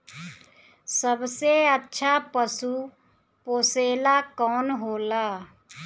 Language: Bhojpuri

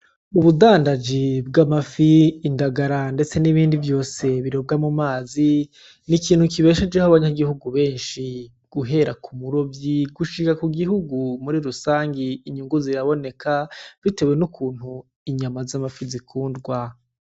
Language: Rundi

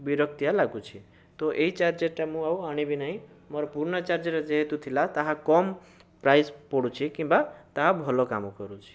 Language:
Odia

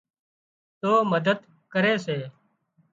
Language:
Wadiyara Koli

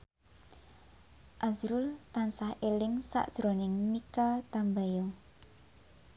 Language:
Javanese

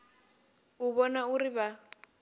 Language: Venda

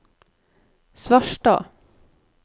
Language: Norwegian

